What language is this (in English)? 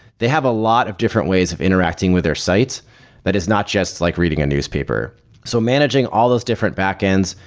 English